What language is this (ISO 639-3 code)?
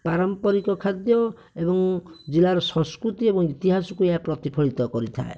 ori